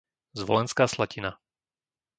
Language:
Slovak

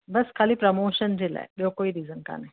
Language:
Sindhi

